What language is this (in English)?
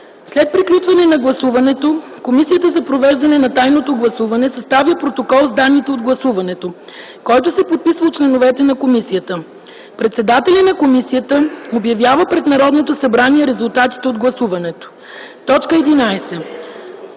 Bulgarian